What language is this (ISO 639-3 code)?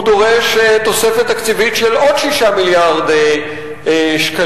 heb